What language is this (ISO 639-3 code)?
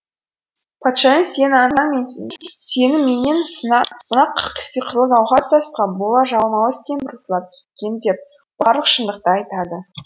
kaz